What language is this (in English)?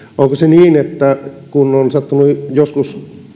Finnish